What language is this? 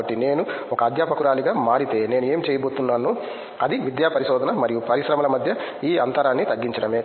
Telugu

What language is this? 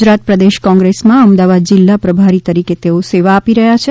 Gujarati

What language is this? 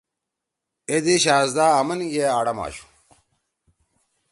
Torwali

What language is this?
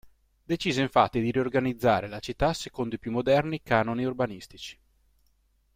Italian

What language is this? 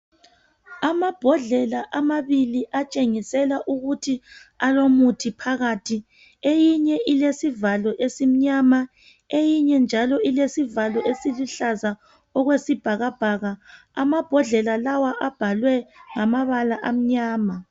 North Ndebele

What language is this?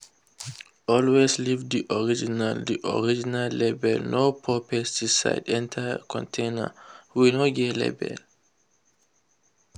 Nigerian Pidgin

